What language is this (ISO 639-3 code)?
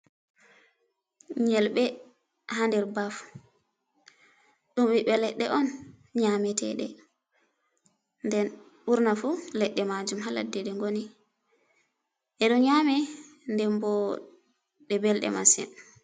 ful